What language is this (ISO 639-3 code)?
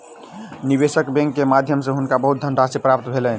mai